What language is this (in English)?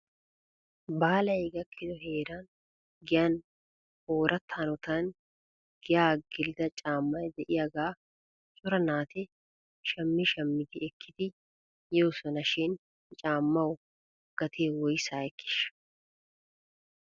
Wolaytta